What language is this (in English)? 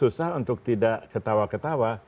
Indonesian